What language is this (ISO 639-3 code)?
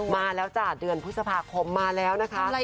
tha